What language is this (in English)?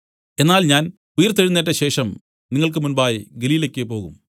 Malayalam